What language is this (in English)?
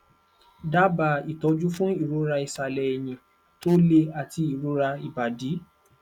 Yoruba